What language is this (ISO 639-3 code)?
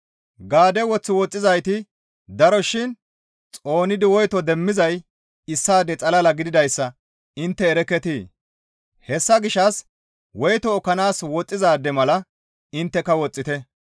gmv